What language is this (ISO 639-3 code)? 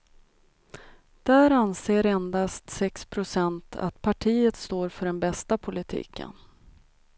swe